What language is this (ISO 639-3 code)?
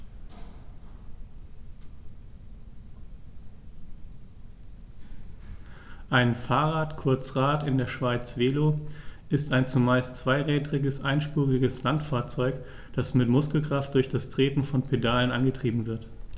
deu